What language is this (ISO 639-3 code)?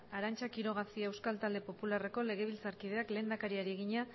eus